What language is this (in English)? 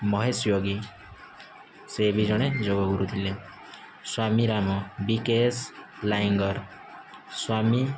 Odia